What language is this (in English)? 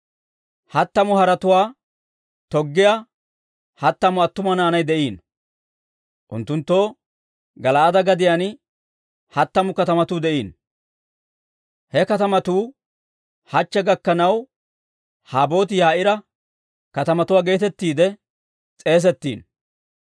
Dawro